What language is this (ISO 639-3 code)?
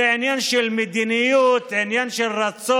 heb